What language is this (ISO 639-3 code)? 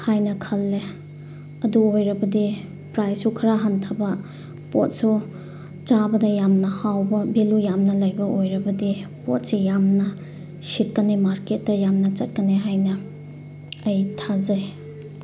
mni